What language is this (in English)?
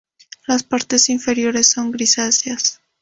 Spanish